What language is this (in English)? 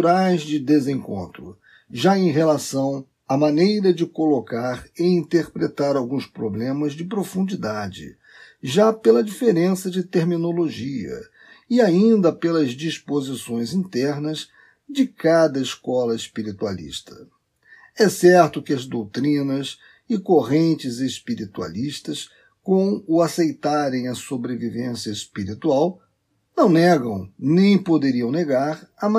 Portuguese